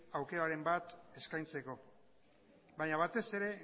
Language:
Basque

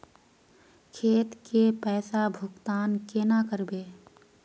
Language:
Magahi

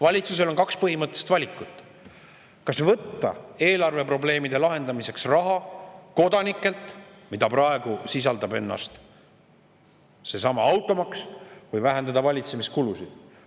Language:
Estonian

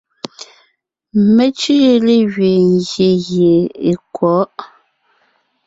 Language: Ngiemboon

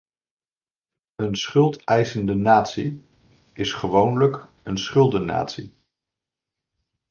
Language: Dutch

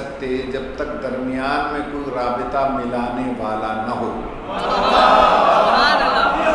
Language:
Hindi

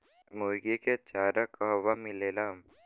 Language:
Bhojpuri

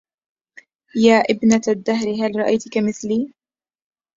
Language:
Arabic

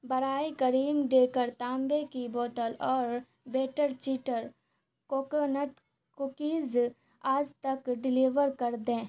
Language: Urdu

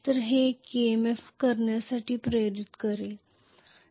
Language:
Marathi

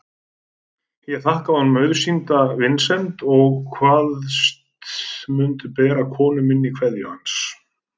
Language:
Icelandic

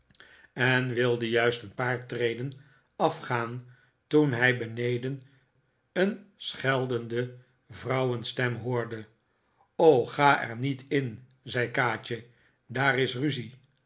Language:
Dutch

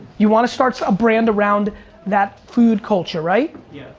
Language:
English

